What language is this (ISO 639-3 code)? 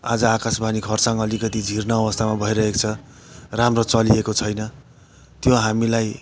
nep